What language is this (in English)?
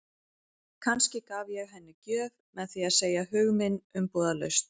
Icelandic